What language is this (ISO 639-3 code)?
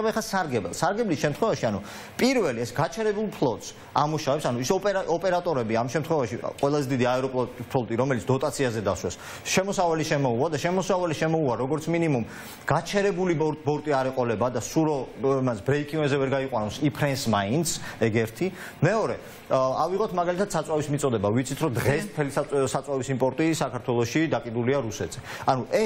ron